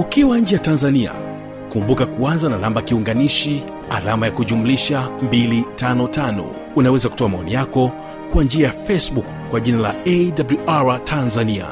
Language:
Swahili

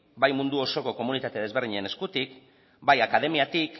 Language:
Basque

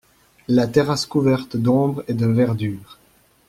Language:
French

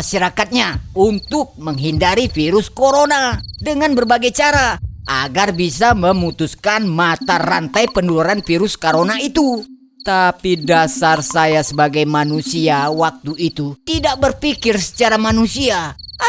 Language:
Indonesian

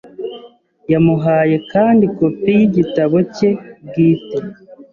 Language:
Kinyarwanda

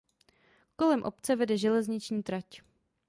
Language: Czech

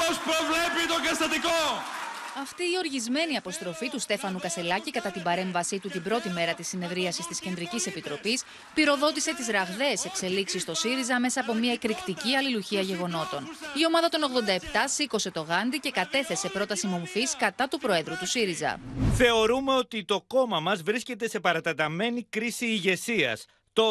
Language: Greek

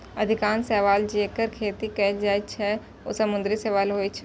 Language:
Maithili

